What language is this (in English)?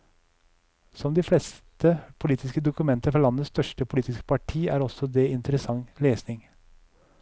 Norwegian